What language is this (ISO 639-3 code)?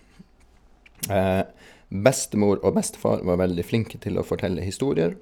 nor